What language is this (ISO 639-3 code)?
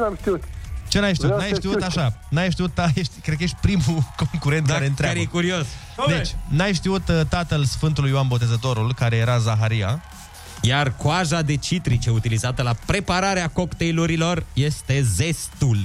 ron